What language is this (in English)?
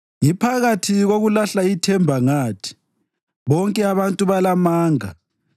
North Ndebele